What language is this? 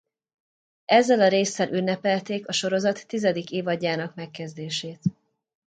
Hungarian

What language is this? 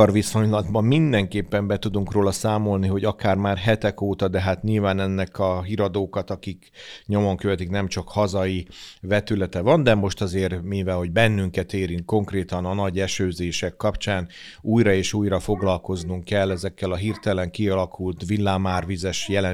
Hungarian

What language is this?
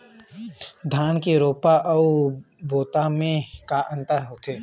Chhattisgarhi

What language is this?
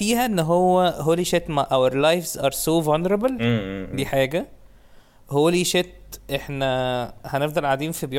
Arabic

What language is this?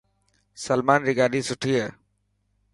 Dhatki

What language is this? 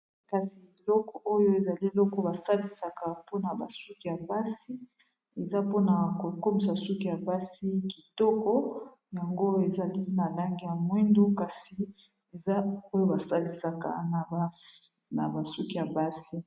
Lingala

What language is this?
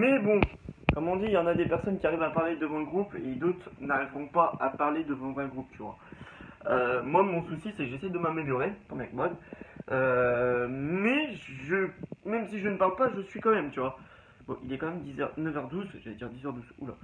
French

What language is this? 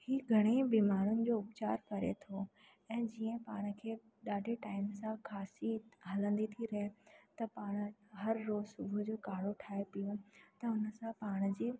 Sindhi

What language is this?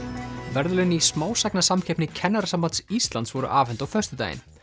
Icelandic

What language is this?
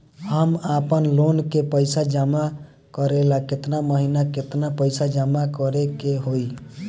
Bhojpuri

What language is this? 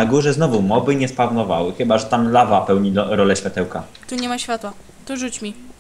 Polish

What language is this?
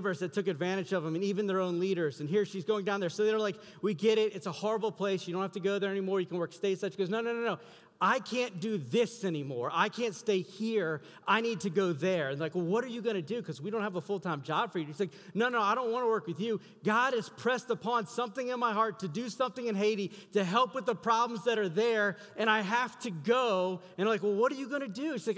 English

